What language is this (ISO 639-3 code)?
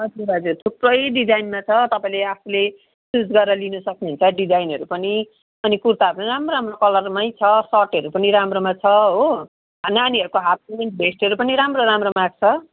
nep